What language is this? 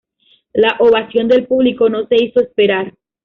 Spanish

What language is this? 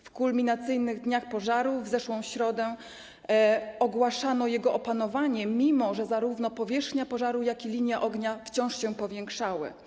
Polish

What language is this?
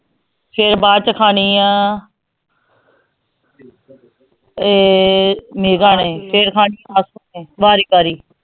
Punjabi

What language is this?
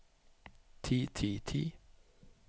Norwegian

